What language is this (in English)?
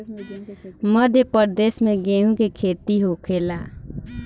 Bhojpuri